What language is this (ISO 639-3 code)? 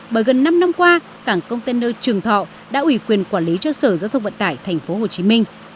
vie